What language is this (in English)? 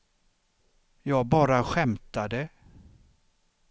Swedish